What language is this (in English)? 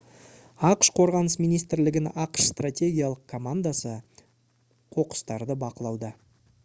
Kazakh